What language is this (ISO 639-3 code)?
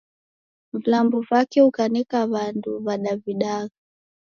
dav